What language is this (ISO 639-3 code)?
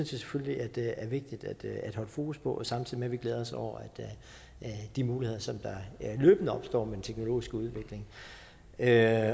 dan